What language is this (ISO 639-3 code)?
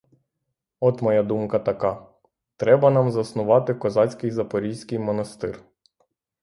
ukr